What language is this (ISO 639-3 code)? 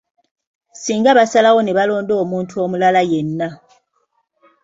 lug